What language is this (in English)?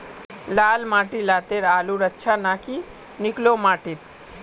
Magahi